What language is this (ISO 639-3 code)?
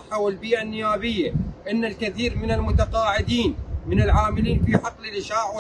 ara